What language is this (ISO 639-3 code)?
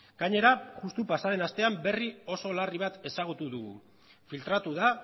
eus